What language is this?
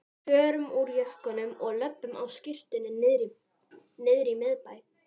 Icelandic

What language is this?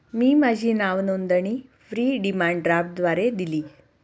Marathi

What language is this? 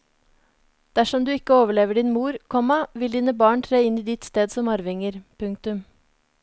Norwegian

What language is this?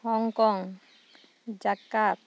Santali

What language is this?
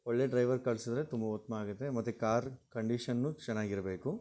Kannada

